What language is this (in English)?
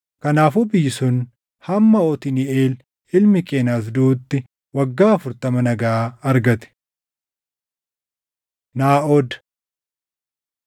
Oromo